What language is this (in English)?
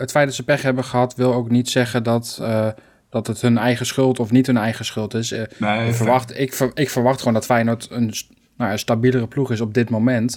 Dutch